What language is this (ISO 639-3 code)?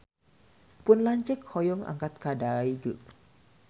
sun